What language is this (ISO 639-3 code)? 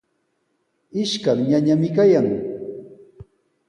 qws